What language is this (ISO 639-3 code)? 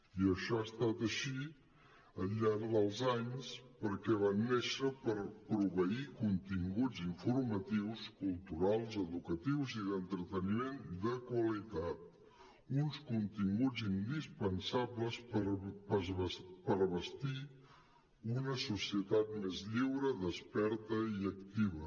cat